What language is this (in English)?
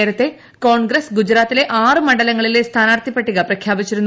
Malayalam